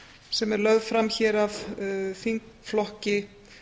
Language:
Icelandic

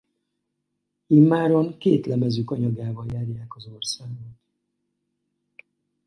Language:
Hungarian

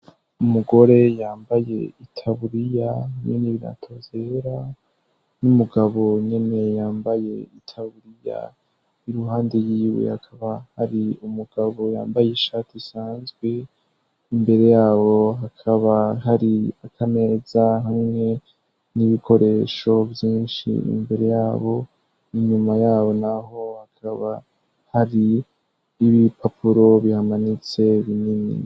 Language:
Rundi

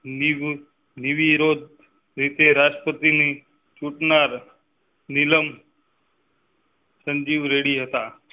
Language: Gujarati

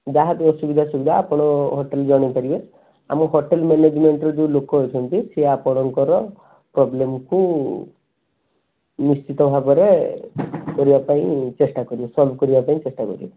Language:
Odia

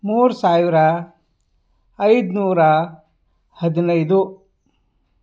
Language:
Kannada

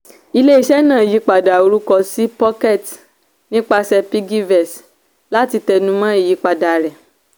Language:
Yoruba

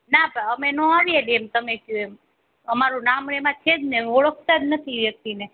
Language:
Gujarati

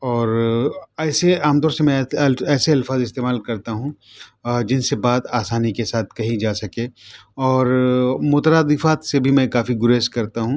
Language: Urdu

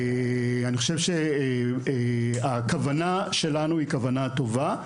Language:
Hebrew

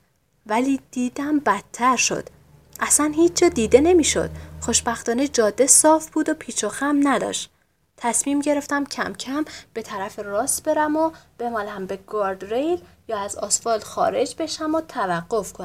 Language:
Persian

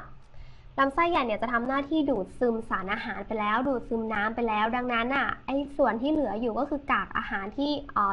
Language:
Thai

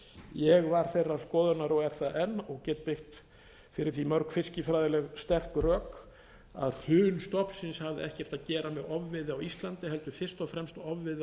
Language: Icelandic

